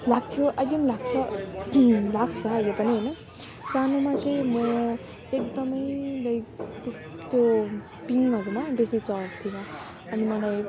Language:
Nepali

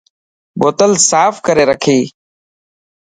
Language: Dhatki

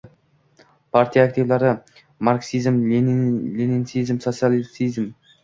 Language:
Uzbek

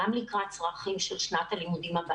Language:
Hebrew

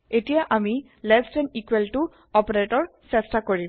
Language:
Assamese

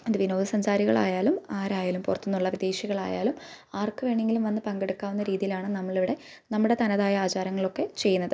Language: Malayalam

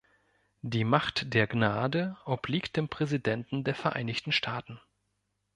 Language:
German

